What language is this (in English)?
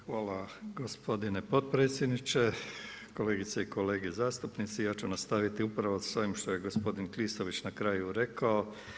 Croatian